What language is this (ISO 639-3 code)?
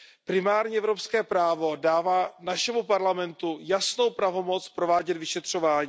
ces